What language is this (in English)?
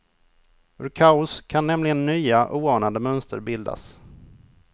Swedish